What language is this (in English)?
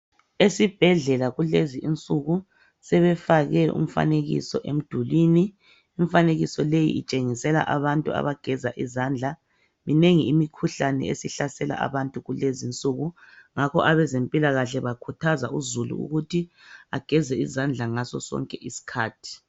North Ndebele